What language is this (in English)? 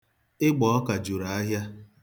Igbo